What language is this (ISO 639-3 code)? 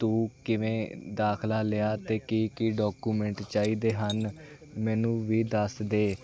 pan